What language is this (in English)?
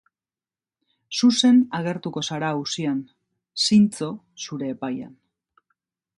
Basque